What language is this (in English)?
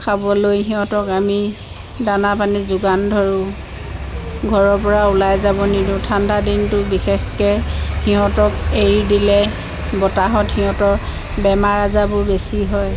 Assamese